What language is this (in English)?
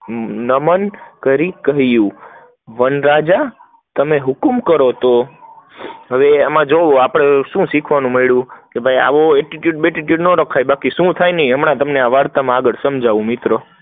Gujarati